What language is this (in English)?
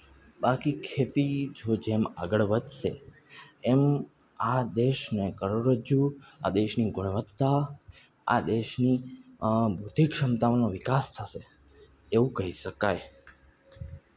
Gujarati